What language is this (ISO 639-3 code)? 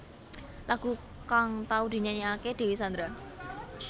jav